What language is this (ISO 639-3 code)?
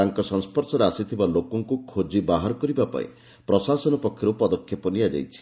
ori